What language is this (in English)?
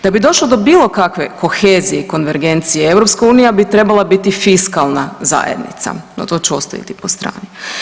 Croatian